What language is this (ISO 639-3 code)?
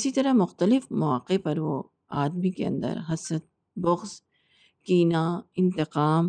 urd